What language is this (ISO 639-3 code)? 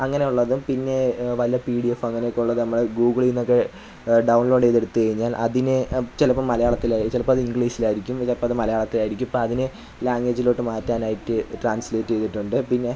mal